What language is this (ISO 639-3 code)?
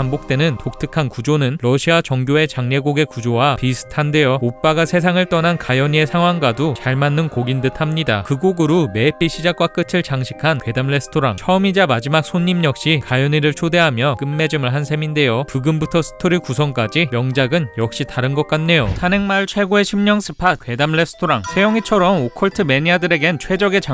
kor